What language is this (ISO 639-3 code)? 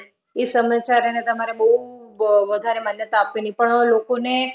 guj